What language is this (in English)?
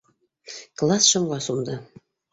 Bashkir